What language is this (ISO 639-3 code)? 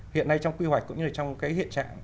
vie